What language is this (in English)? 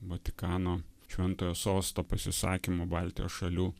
Lithuanian